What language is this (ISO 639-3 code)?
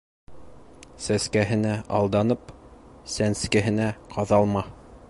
bak